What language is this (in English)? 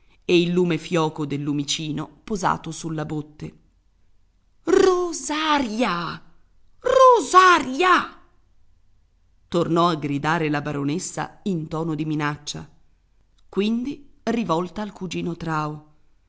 Italian